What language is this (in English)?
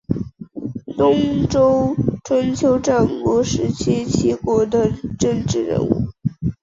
Chinese